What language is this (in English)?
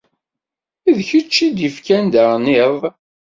Kabyle